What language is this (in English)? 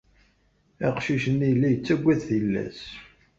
Kabyle